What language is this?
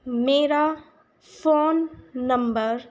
Punjabi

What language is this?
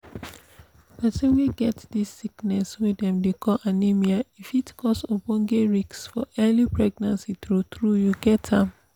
Nigerian Pidgin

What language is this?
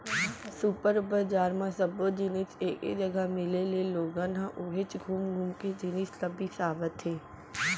Chhattisgarhi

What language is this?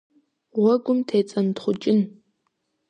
Kabardian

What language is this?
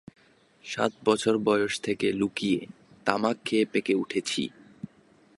Bangla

